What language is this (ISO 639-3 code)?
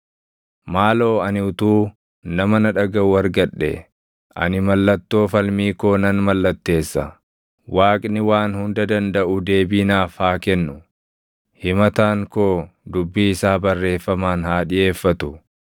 orm